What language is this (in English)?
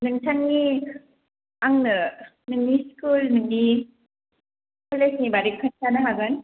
Bodo